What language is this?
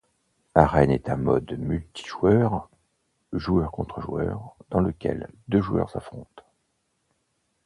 French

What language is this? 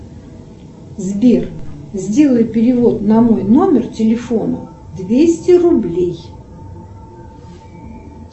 Russian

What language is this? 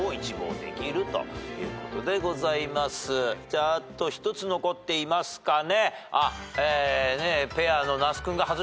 Japanese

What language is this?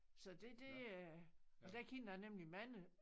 Danish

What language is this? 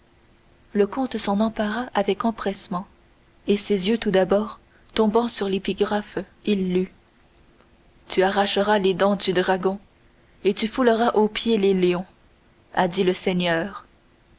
French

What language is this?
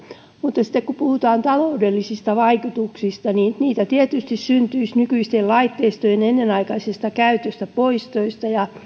Finnish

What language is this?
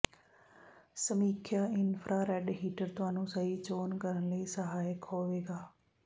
Punjabi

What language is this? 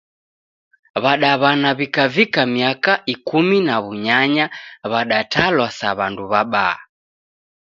Taita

